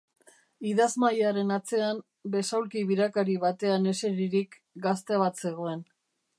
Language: Basque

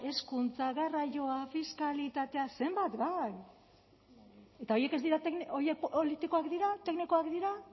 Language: Basque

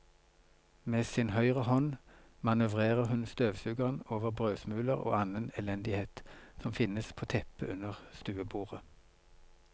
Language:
Norwegian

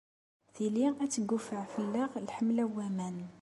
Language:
Kabyle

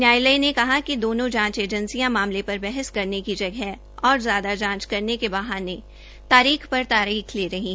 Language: Hindi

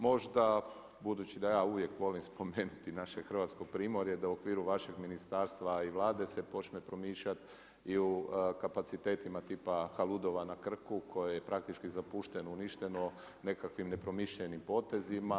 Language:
Croatian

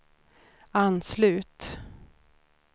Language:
Swedish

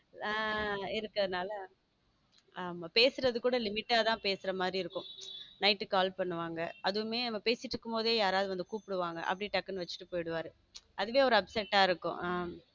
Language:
Tamil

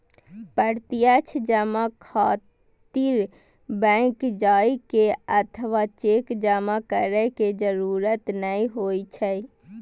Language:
Maithili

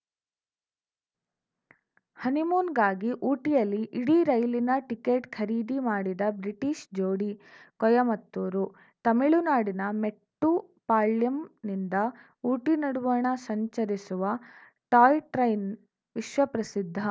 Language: Kannada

